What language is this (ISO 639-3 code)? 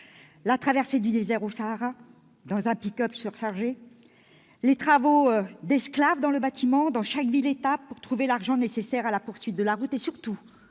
fra